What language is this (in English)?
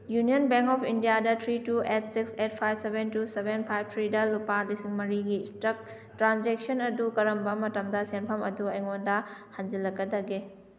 Manipuri